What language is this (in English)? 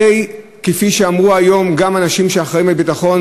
Hebrew